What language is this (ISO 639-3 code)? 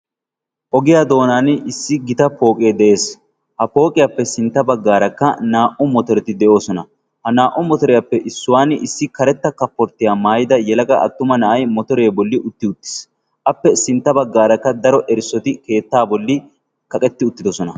wal